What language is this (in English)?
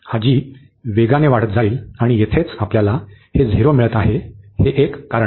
Marathi